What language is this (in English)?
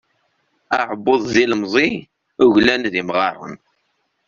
Kabyle